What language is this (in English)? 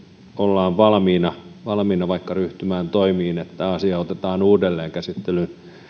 Finnish